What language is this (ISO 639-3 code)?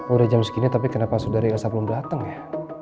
ind